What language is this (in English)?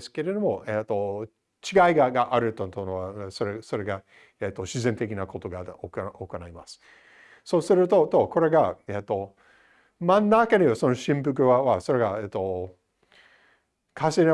Japanese